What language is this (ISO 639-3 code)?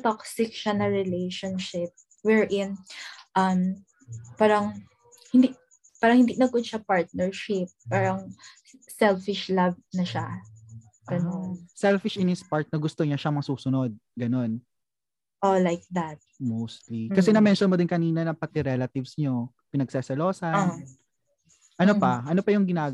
fil